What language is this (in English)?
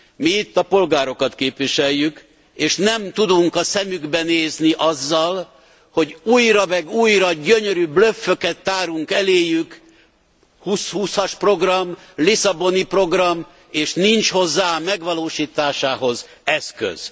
Hungarian